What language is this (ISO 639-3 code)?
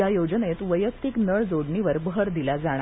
mar